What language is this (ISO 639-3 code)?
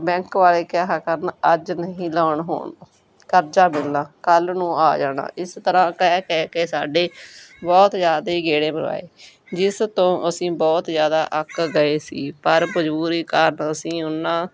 pan